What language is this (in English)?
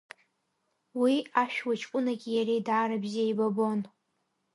Abkhazian